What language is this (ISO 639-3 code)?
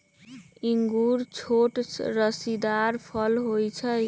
mag